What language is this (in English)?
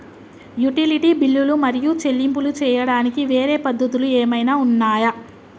Telugu